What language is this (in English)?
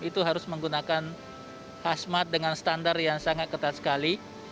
Indonesian